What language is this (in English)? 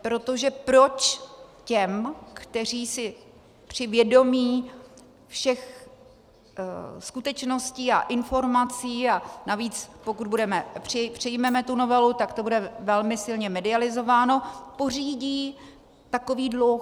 Czech